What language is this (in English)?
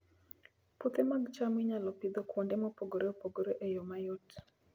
Luo (Kenya and Tanzania)